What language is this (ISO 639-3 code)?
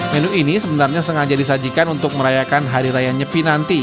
ind